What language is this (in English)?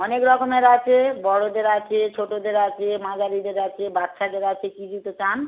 Bangla